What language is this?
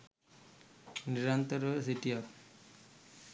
Sinhala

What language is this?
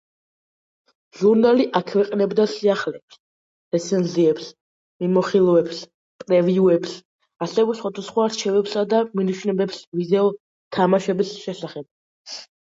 Georgian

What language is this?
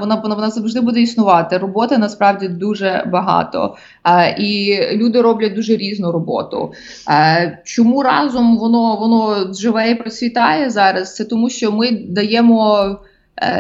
Ukrainian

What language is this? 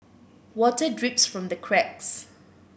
English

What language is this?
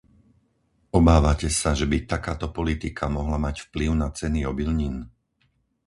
Slovak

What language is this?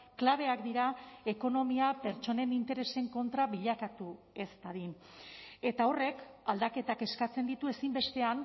Basque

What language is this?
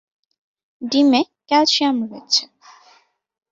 Bangla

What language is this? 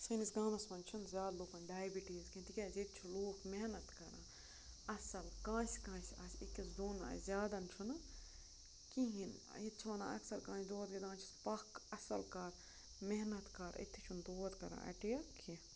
Kashmiri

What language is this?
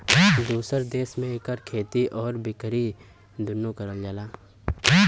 Bhojpuri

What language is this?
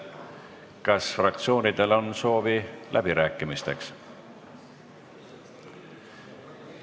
Estonian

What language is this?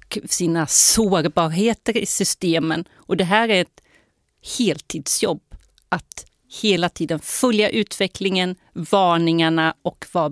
Swedish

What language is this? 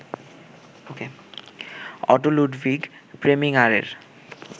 Bangla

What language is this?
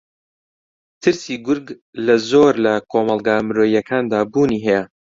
Central Kurdish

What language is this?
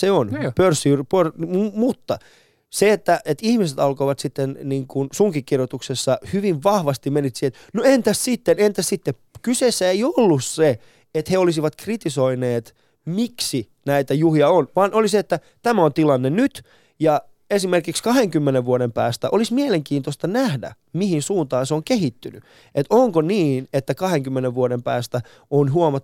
Finnish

